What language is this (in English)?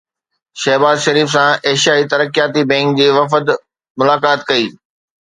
Sindhi